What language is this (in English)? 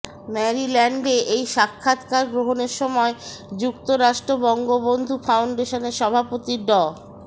Bangla